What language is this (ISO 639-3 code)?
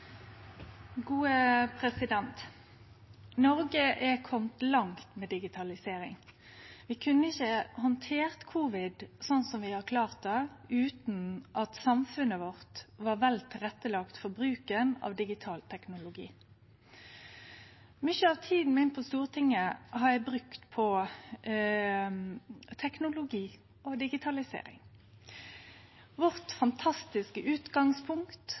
nno